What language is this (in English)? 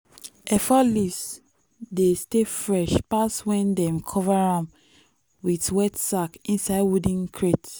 Nigerian Pidgin